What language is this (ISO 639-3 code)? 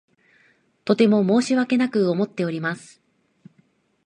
jpn